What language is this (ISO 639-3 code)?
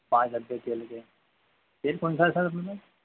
hin